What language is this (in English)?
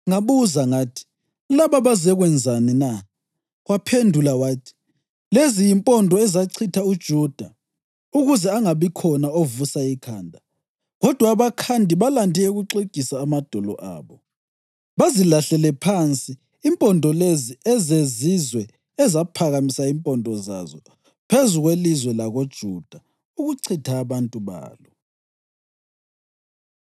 North Ndebele